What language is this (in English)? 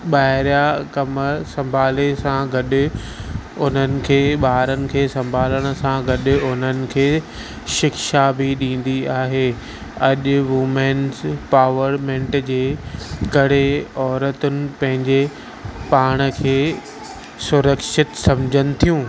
Sindhi